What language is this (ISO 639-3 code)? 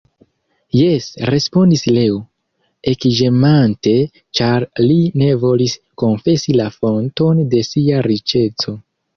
epo